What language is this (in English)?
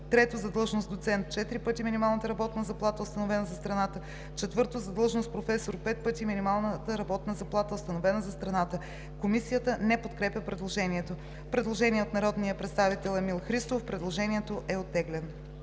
Bulgarian